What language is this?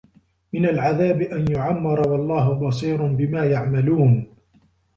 Arabic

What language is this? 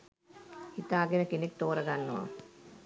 Sinhala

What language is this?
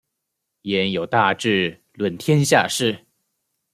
Chinese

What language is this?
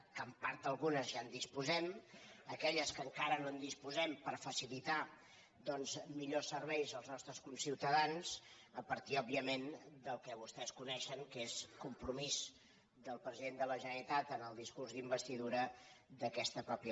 Catalan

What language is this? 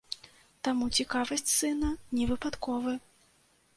Belarusian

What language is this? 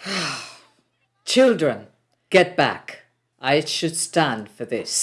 English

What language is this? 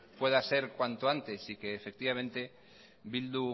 Spanish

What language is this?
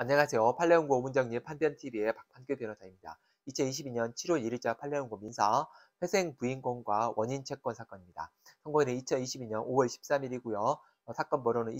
Korean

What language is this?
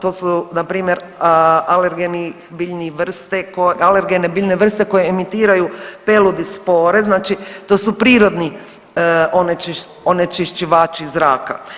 Croatian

